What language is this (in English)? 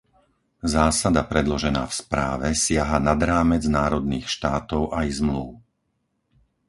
Slovak